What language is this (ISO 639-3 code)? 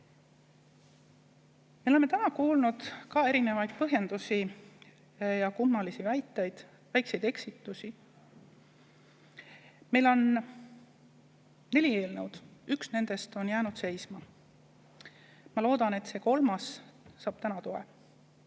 est